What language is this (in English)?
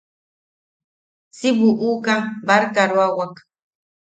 Yaqui